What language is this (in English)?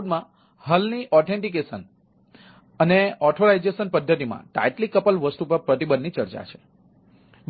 Gujarati